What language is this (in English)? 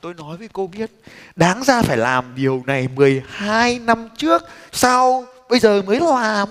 Vietnamese